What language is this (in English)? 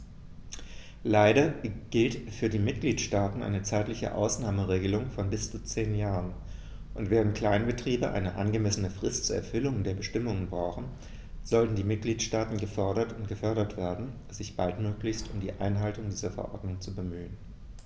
German